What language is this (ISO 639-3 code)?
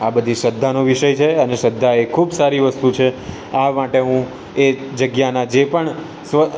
guj